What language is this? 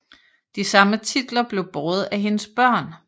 Danish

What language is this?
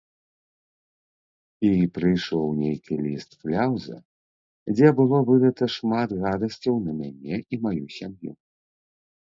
Belarusian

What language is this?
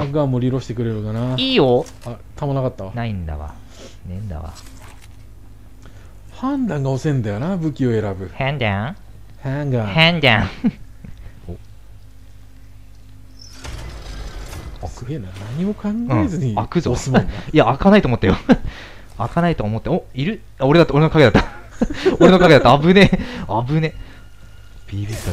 Japanese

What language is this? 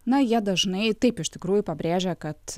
Lithuanian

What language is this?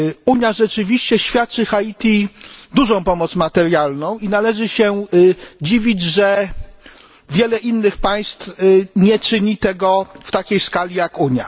Polish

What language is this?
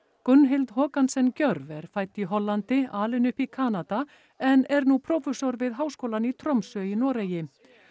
Icelandic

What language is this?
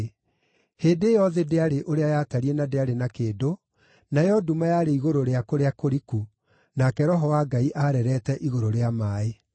Kikuyu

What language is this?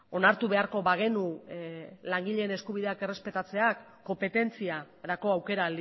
Basque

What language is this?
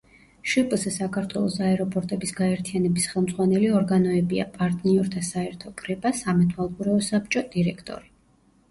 Georgian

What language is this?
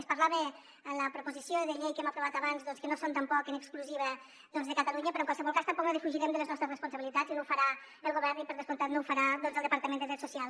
Catalan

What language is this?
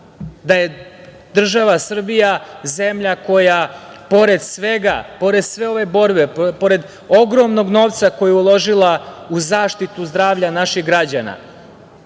Serbian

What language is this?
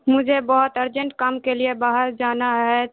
Urdu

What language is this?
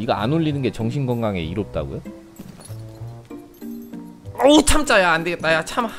Korean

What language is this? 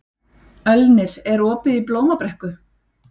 Icelandic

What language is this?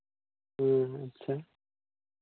Santali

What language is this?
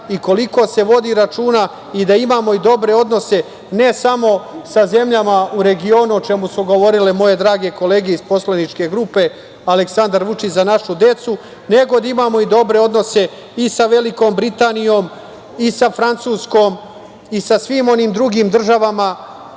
Serbian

